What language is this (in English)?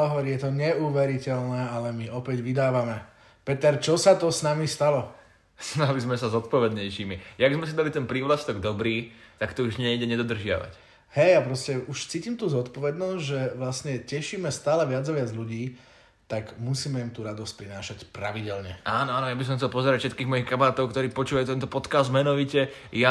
Slovak